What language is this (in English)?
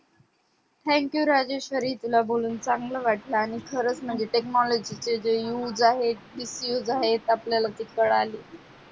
Marathi